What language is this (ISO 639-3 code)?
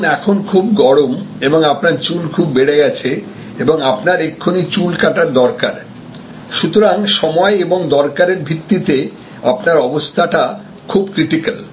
ben